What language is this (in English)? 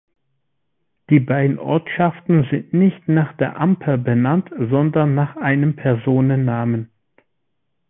German